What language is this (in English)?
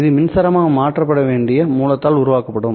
Tamil